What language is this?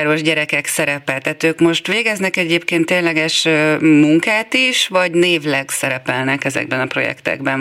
Hungarian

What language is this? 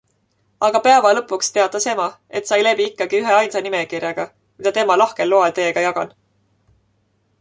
Estonian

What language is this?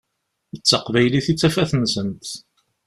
Kabyle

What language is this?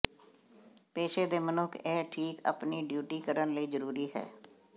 Punjabi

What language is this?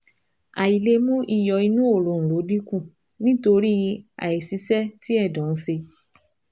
Yoruba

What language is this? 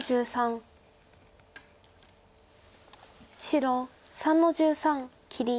Japanese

